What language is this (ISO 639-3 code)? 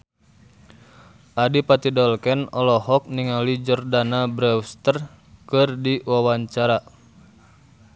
sun